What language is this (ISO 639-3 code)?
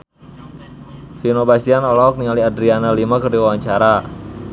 sun